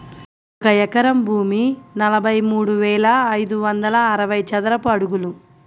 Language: Telugu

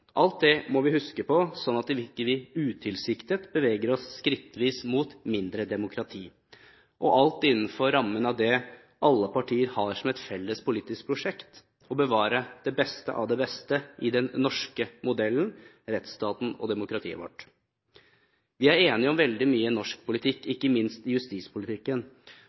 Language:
Norwegian Bokmål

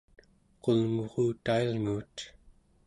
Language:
Central Yupik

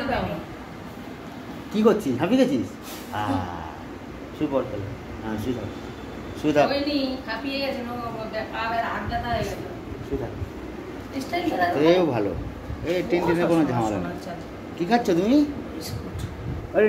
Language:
Bangla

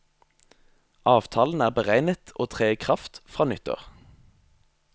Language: Norwegian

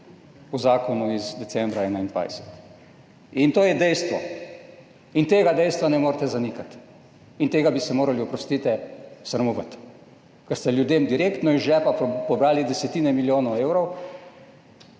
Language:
Slovenian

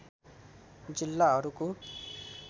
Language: Nepali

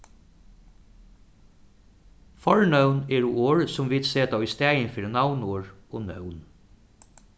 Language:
Faroese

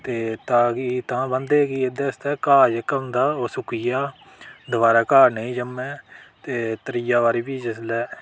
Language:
Dogri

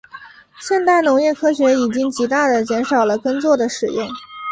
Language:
Chinese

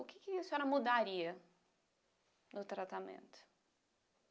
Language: Portuguese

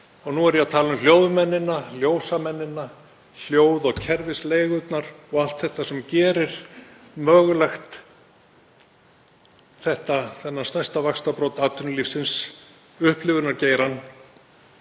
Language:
Icelandic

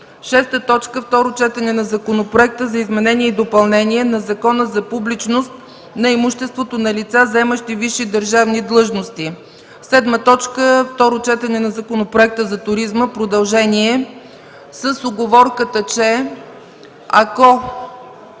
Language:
Bulgarian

